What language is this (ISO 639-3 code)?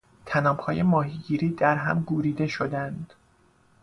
fas